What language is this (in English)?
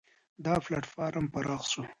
Pashto